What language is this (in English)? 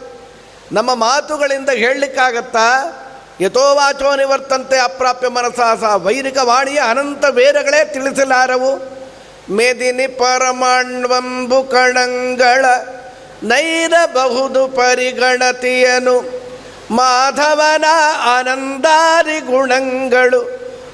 Kannada